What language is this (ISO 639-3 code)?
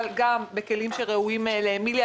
heb